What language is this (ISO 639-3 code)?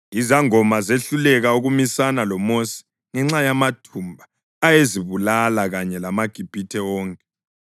nde